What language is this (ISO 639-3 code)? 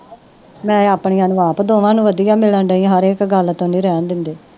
pan